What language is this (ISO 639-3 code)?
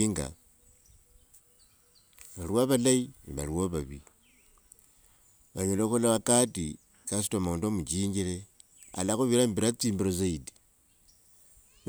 lwg